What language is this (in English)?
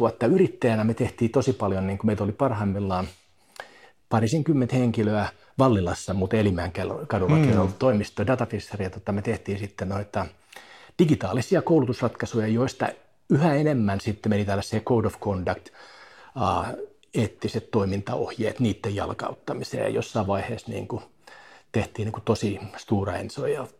Finnish